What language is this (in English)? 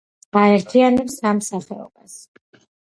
Georgian